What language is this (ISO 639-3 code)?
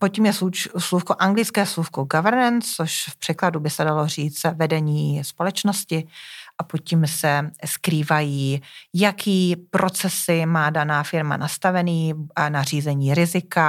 ces